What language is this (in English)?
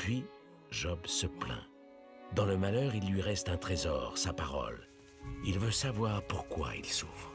French